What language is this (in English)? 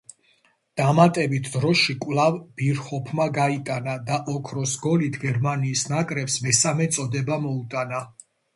Georgian